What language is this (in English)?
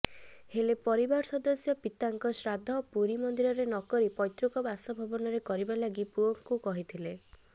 Odia